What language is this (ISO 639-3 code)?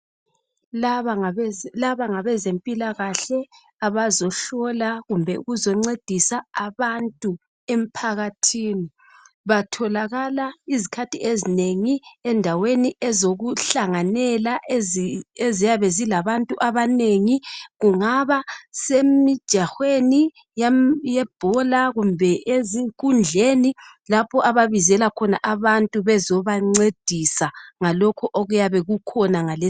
nde